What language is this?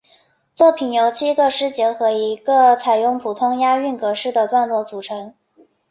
Chinese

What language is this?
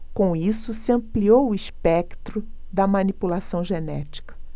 Portuguese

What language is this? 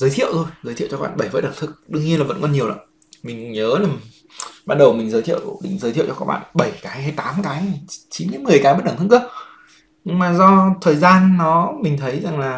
Vietnamese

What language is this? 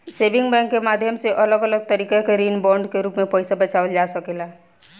Bhojpuri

